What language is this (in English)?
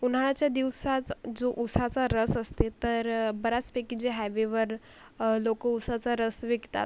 Marathi